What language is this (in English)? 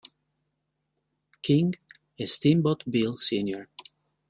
Italian